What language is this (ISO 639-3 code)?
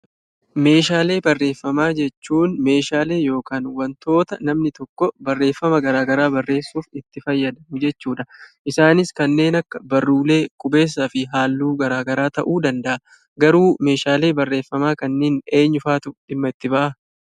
orm